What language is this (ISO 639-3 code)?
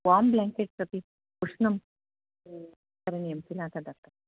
san